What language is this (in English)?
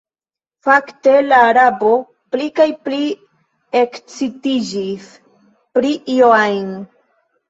Esperanto